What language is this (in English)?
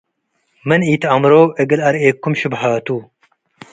Tigre